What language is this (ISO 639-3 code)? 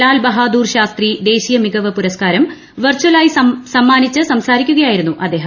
mal